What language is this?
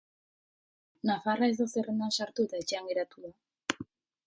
Basque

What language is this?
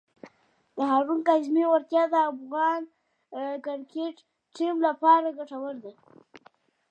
Pashto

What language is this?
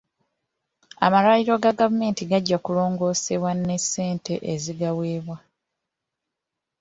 Ganda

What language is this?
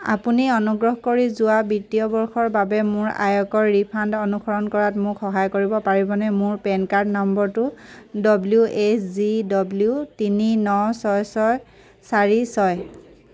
Assamese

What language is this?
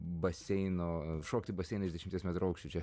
Lithuanian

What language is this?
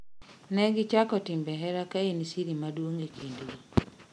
Luo (Kenya and Tanzania)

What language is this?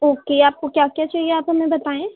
Urdu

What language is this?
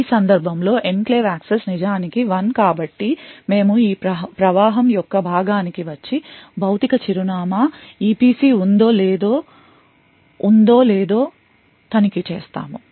Telugu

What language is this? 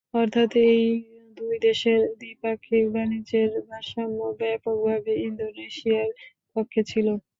Bangla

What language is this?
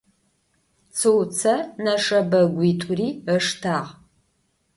Adyghe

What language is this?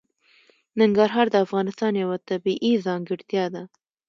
Pashto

